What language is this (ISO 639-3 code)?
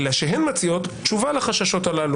heb